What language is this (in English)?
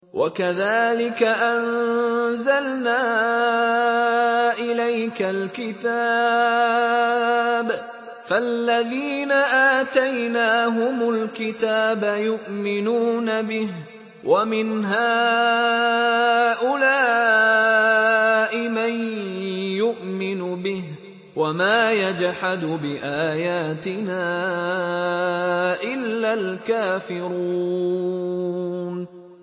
Arabic